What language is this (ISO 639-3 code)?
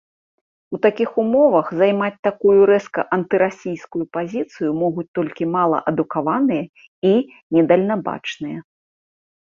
bel